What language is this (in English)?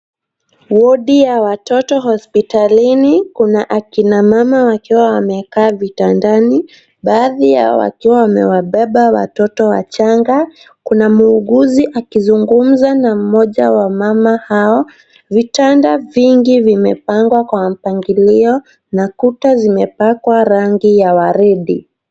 Swahili